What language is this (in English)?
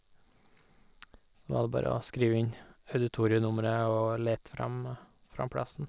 Norwegian